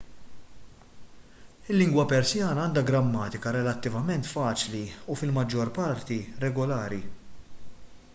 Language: Maltese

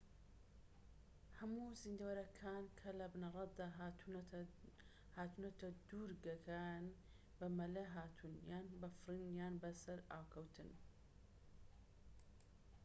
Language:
Central Kurdish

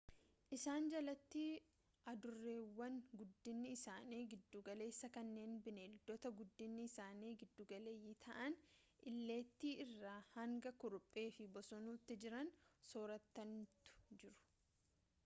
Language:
Oromo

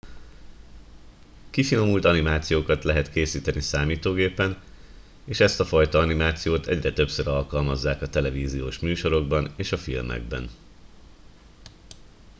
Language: Hungarian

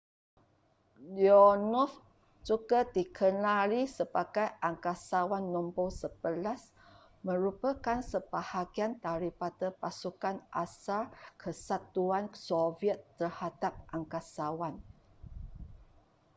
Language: Malay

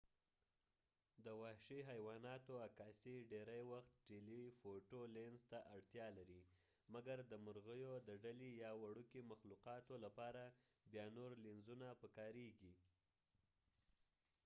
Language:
Pashto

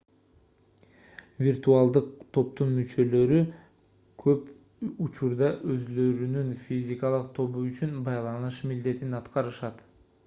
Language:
Kyrgyz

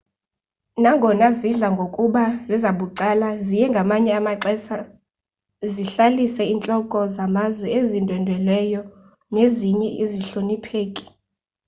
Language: Xhosa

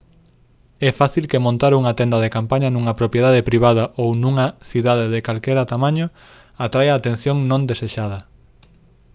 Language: Galician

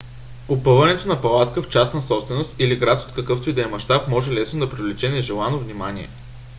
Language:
Bulgarian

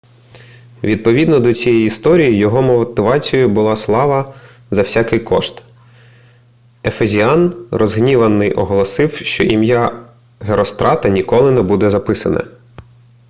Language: Ukrainian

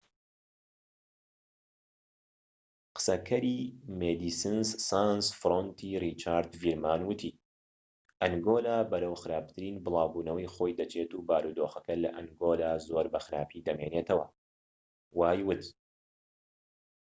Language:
Central Kurdish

